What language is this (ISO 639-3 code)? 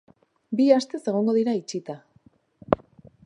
eus